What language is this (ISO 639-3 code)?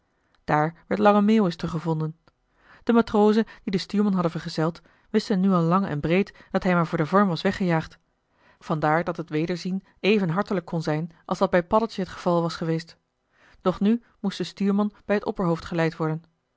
nld